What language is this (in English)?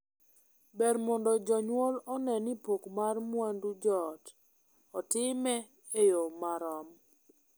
Luo (Kenya and Tanzania)